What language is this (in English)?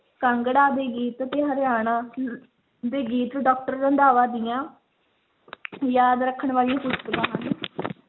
Punjabi